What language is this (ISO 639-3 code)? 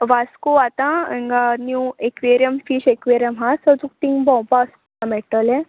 kok